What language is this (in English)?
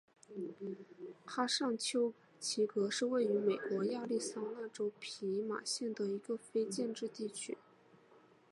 Chinese